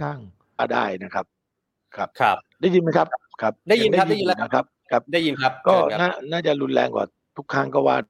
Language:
Thai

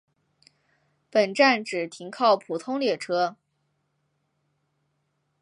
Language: Chinese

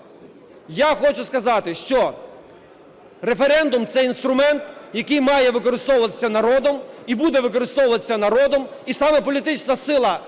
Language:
Ukrainian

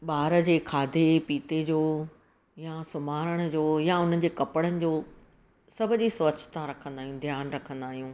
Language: Sindhi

